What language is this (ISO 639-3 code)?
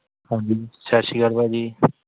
pan